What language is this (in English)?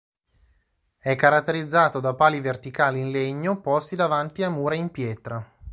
Italian